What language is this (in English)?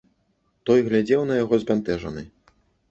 Belarusian